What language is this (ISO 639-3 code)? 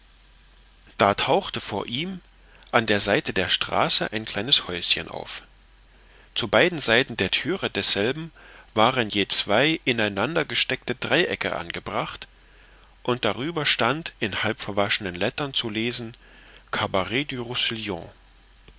deu